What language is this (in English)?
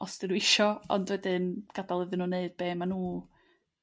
Welsh